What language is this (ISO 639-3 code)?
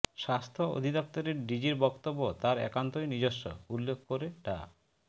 ben